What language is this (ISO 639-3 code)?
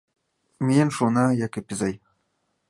chm